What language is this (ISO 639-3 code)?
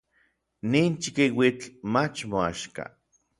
nlv